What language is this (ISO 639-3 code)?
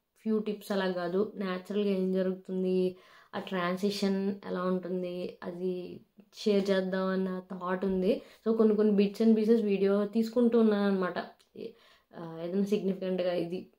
tel